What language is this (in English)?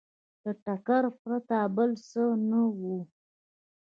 Pashto